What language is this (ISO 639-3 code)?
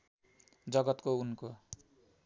nep